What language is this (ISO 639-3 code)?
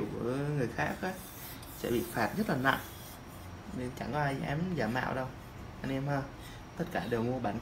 vie